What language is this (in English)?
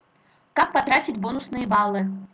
Russian